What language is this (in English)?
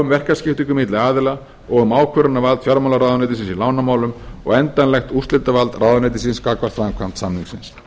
Icelandic